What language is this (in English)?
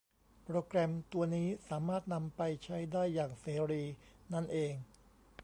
Thai